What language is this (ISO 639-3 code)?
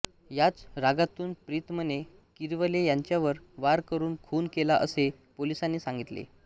mar